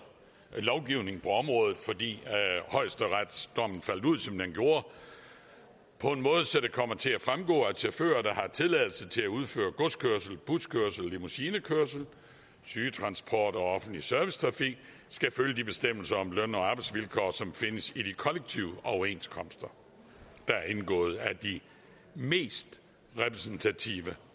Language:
Danish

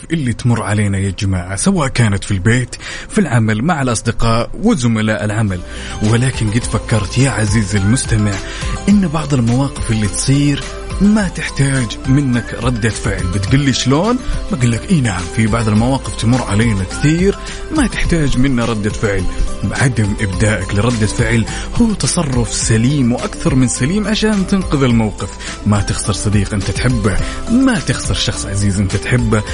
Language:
Arabic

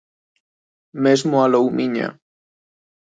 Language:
Galician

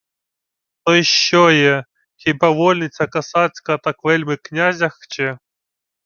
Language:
Ukrainian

